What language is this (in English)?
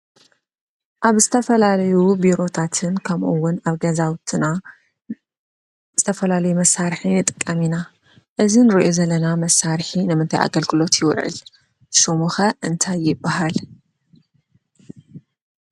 Tigrinya